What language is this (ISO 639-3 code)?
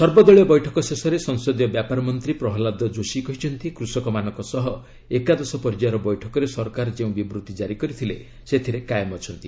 ori